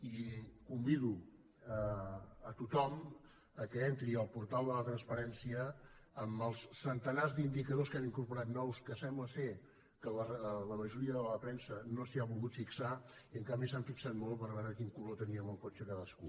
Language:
Catalan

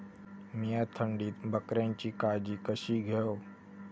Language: Marathi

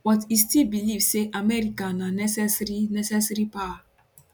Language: Nigerian Pidgin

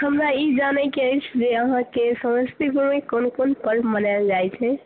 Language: Maithili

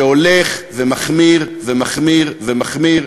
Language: Hebrew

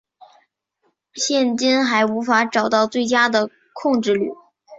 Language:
Chinese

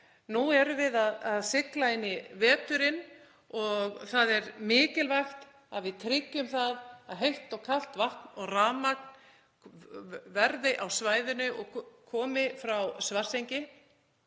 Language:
Icelandic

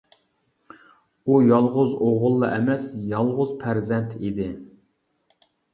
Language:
Uyghur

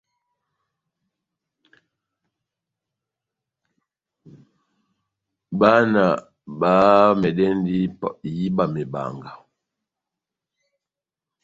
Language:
Batanga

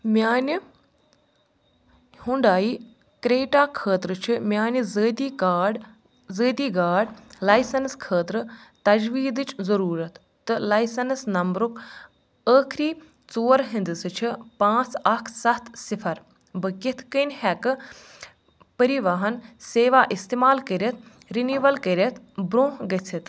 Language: Kashmiri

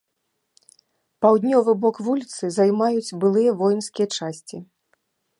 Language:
Belarusian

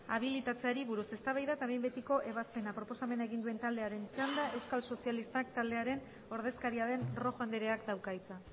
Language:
Basque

